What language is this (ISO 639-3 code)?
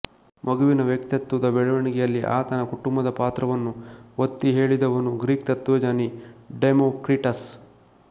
kan